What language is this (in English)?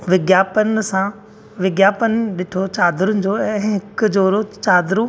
Sindhi